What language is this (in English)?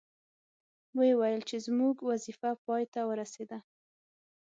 Pashto